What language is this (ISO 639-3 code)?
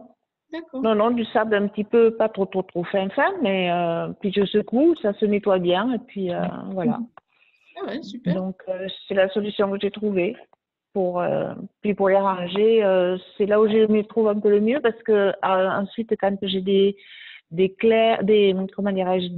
fra